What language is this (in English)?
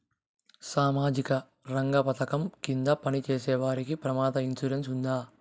Telugu